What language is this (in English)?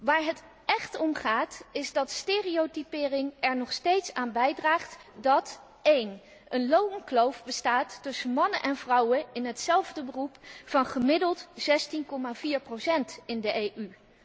Dutch